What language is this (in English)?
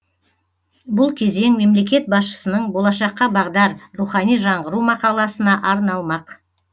Kazakh